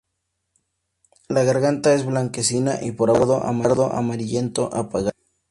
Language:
Spanish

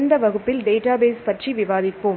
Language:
Tamil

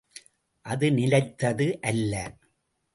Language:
Tamil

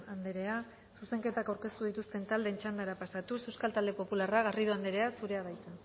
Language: Basque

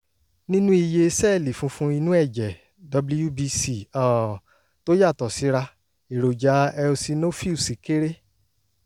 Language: Yoruba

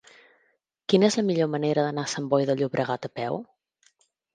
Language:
Catalan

